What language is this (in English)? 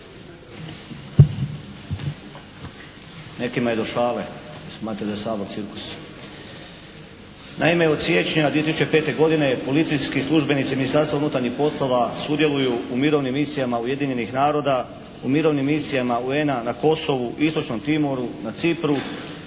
Croatian